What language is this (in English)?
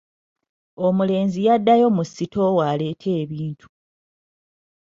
Ganda